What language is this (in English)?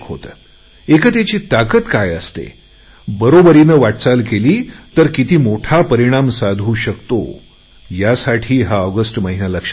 Marathi